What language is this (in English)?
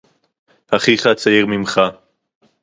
Hebrew